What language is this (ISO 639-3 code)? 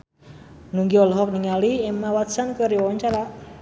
sun